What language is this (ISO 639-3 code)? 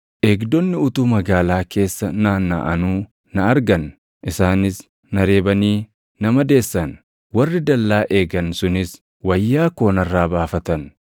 orm